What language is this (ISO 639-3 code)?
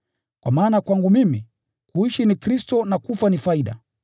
swa